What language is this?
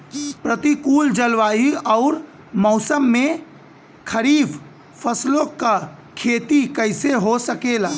Bhojpuri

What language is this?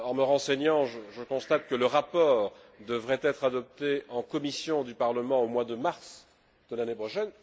French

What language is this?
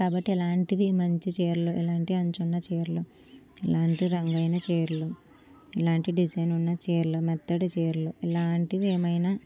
Telugu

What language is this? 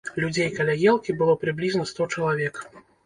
Belarusian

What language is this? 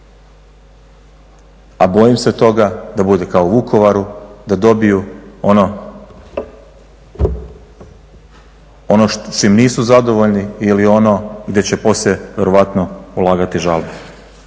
Croatian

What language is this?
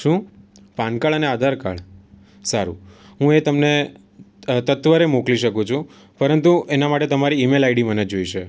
Gujarati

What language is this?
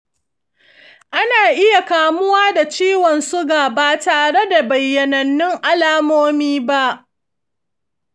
Hausa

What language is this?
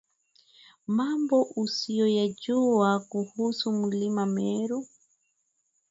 Swahili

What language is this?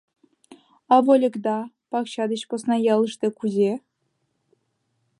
Mari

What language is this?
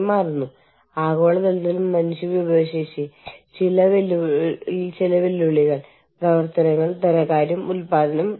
Malayalam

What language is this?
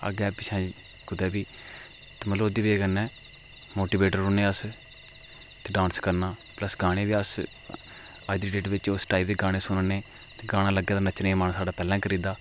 Dogri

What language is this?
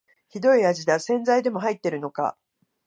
Japanese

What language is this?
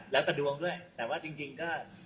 Thai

